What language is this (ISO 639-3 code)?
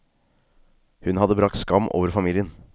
nor